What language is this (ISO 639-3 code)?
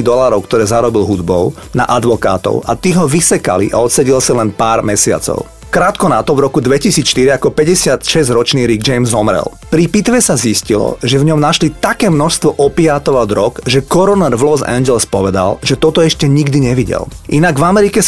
slk